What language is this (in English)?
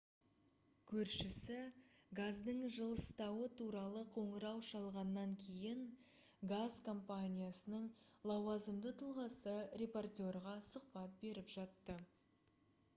Kazakh